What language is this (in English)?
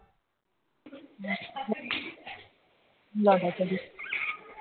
Punjabi